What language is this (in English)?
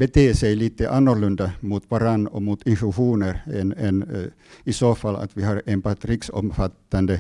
Swedish